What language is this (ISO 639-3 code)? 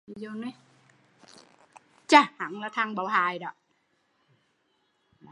vie